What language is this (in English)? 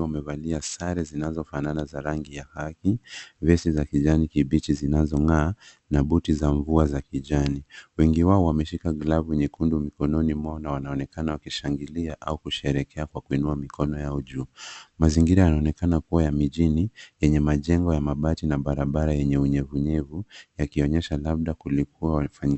Swahili